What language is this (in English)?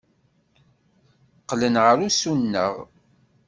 Kabyle